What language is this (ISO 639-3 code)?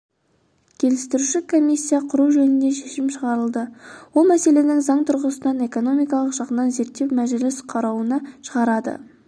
kaz